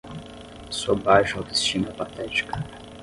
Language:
Portuguese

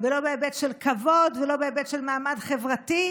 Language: Hebrew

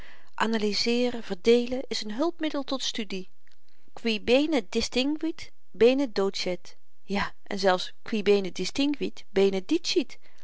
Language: Dutch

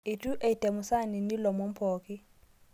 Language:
Masai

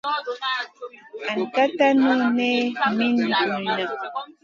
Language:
Masana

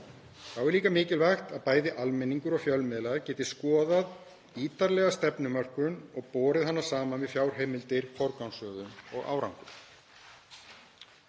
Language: Icelandic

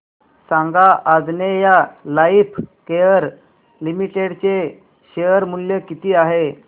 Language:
Marathi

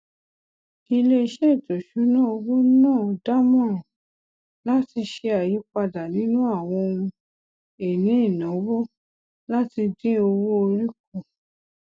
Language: Yoruba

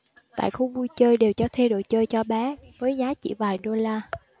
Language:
Vietnamese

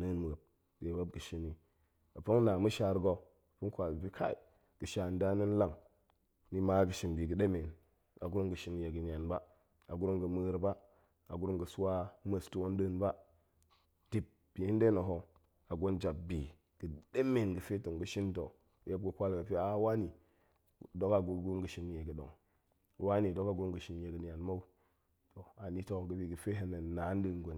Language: Goemai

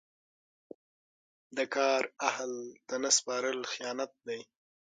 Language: Pashto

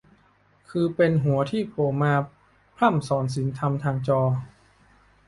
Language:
Thai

